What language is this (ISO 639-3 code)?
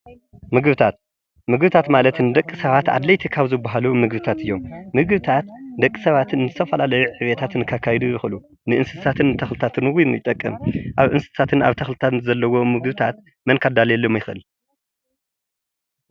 tir